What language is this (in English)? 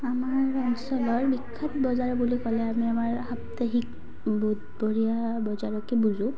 Assamese